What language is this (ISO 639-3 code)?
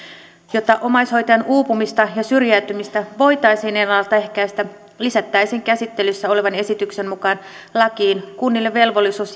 fin